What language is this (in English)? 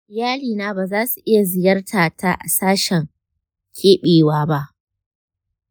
Hausa